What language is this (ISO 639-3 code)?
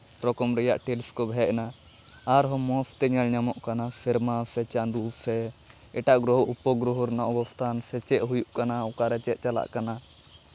sat